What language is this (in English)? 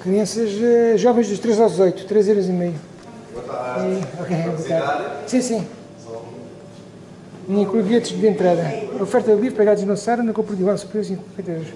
Portuguese